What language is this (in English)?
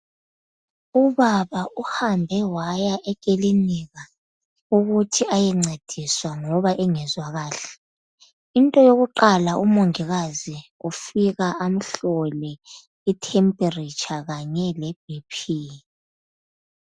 North Ndebele